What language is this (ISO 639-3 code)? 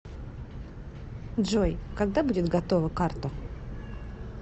rus